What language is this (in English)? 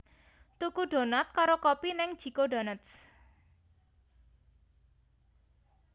Javanese